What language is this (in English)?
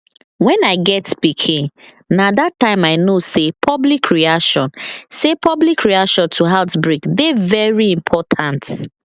Nigerian Pidgin